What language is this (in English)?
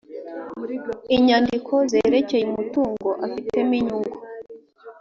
Kinyarwanda